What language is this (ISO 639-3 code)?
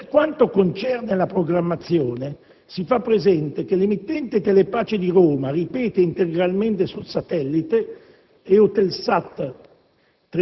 ita